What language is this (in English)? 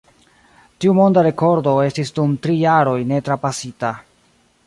Esperanto